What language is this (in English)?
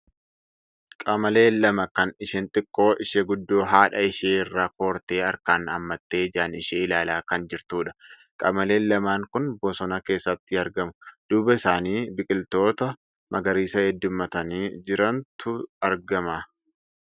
Oromo